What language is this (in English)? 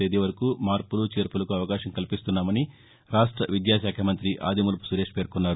Telugu